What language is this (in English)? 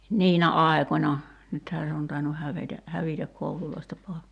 Finnish